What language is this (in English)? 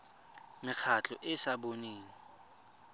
Tswana